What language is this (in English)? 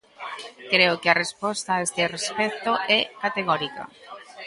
Galician